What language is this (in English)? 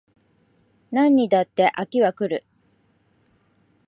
Japanese